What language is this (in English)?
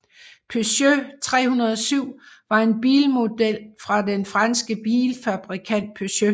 Danish